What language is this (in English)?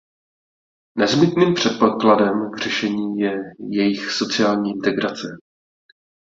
Czech